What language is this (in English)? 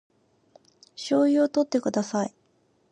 Japanese